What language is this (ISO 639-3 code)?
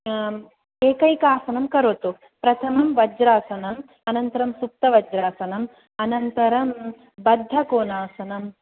san